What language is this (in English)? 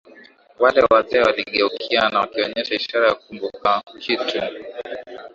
Swahili